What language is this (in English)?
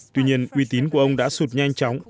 Vietnamese